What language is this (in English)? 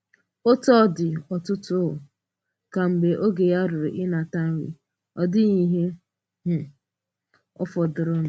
Igbo